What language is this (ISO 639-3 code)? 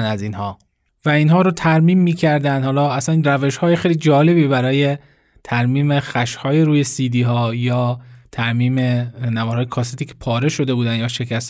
fas